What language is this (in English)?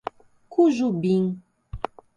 Portuguese